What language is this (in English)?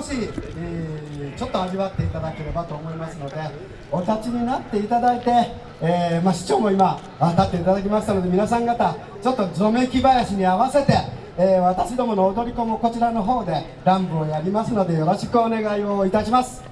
Japanese